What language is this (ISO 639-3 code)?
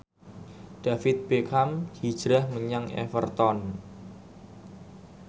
jav